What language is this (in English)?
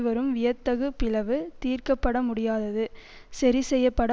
Tamil